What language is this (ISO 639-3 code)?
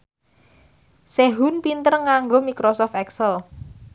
jav